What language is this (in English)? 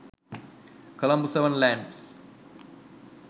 Sinhala